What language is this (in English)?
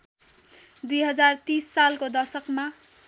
Nepali